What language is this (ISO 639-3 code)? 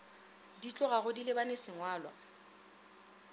nso